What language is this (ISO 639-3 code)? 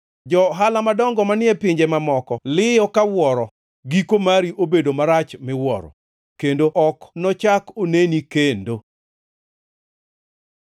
luo